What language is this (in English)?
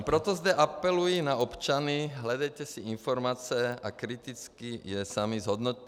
Czech